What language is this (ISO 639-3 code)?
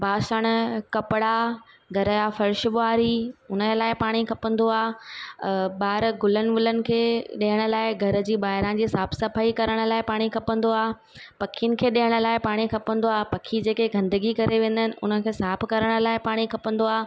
snd